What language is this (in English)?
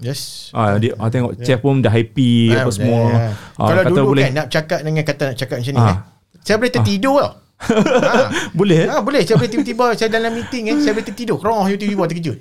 Malay